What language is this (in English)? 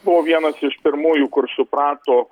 Lithuanian